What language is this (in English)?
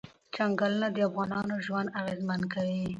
Pashto